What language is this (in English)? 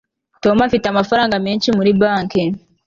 Kinyarwanda